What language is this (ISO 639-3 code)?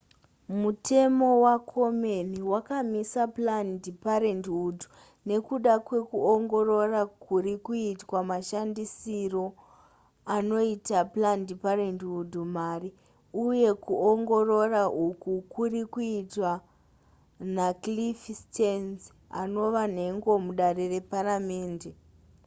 sna